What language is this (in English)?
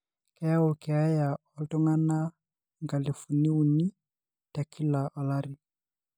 Masai